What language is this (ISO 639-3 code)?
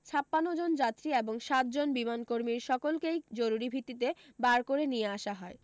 ben